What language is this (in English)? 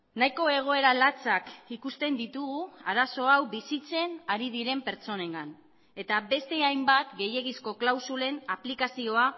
Basque